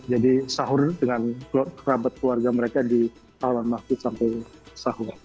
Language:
Indonesian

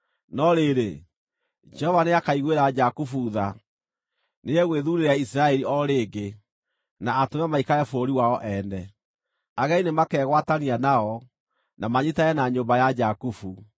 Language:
Kikuyu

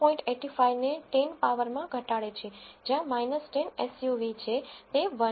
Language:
Gujarati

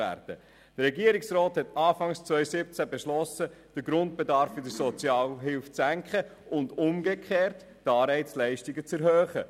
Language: Swiss German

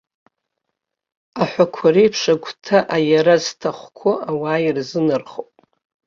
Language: Abkhazian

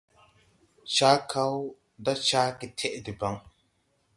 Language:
Tupuri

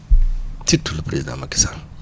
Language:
Wolof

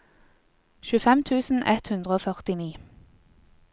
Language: Norwegian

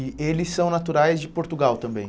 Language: Portuguese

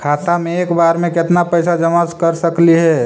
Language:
Magahi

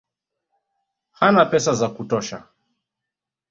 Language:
Swahili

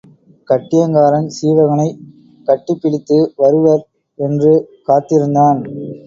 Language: Tamil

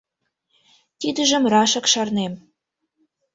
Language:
Mari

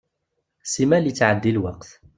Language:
Kabyle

